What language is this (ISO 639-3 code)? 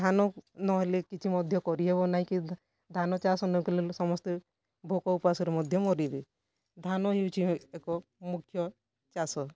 ori